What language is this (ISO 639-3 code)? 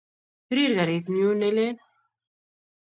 kln